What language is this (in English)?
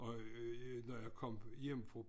Danish